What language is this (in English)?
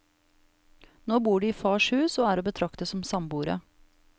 Norwegian